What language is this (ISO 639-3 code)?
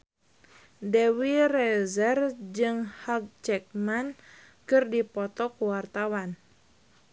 sun